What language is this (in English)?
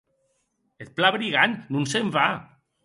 Occitan